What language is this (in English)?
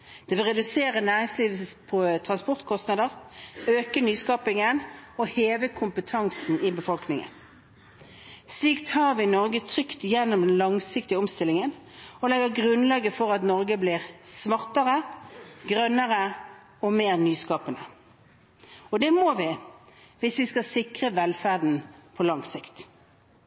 Norwegian Bokmål